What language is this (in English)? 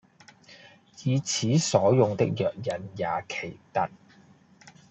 Cantonese